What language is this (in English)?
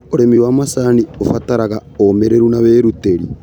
Kikuyu